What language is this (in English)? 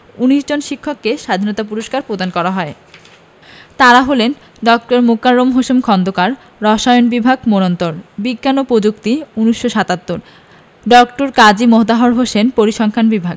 Bangla